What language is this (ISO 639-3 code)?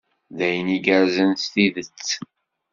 kab